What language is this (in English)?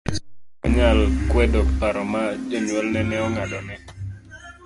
Luo (Kenya and Tanzania)